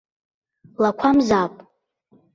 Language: Abkhazian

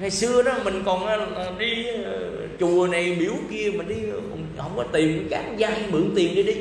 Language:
Vietnamese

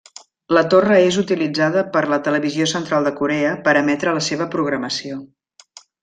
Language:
Catalan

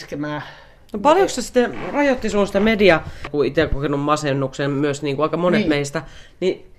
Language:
Finnish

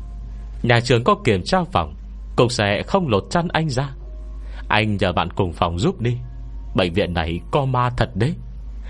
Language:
Vietnamese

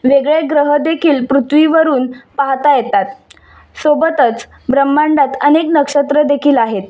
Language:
Marathi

